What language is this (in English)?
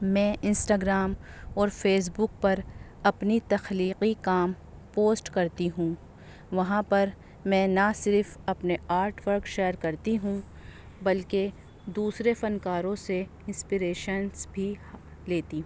Urdu